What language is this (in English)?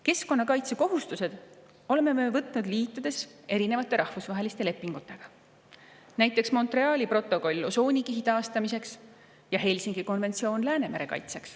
Estonian